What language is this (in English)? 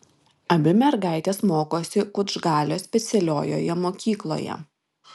Lithuanian